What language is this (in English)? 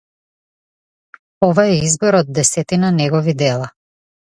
Macedonian